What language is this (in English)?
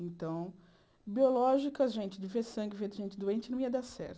Portuguese